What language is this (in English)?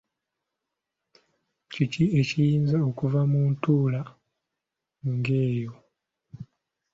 Ganda